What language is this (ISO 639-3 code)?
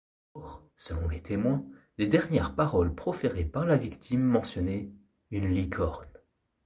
fra